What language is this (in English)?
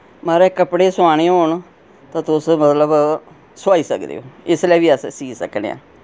Dogri